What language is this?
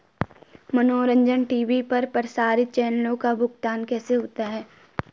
Hindi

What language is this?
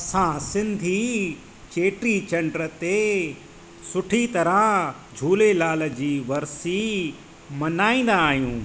Sindhi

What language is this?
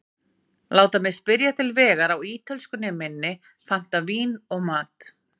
Icelandic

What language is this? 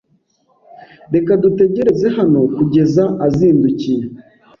Kinyarwanda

